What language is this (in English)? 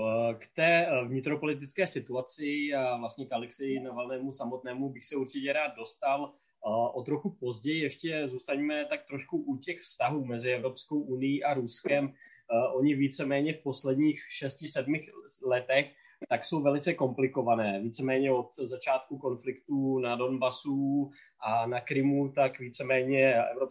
Czech